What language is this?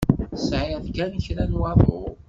Kabyle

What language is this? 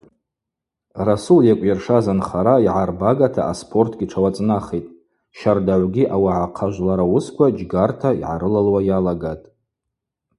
Abaza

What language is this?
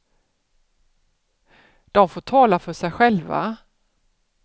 Swedish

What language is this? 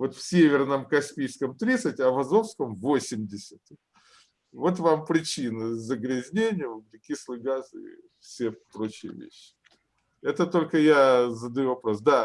Russian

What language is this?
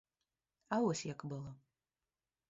Belarusian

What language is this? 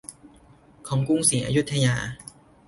Thai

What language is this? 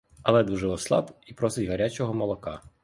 Ukrainian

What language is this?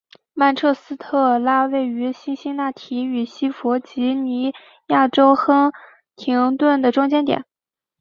Chinese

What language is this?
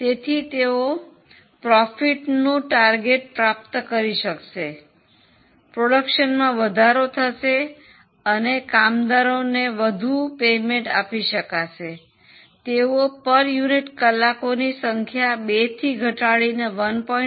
Gujarati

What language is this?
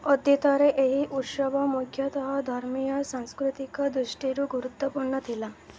Odia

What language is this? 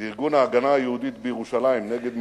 Hebrew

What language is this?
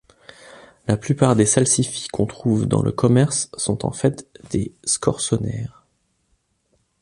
French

